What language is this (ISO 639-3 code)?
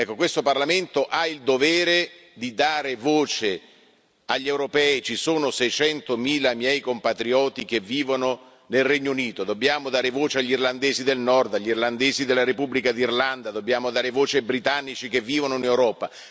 ita